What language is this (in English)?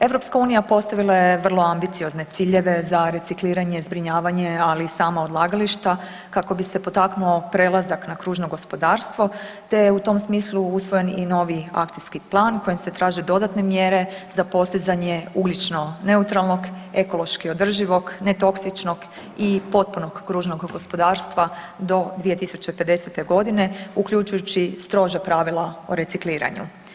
Croatian